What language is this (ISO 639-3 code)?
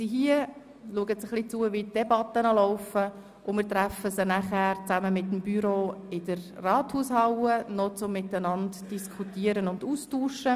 gsw